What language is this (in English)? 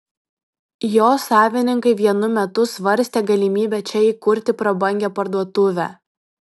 Lithuanian